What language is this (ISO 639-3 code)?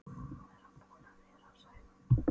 isl